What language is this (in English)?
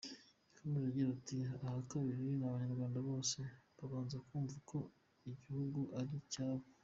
Kinyarwanda